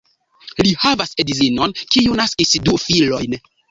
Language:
Esperanto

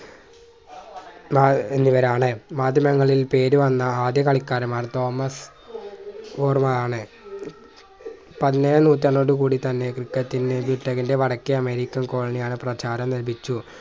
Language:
Malayalam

